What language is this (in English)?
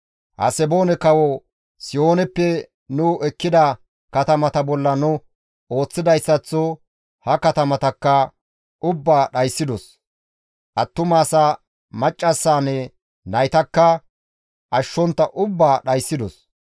Gamo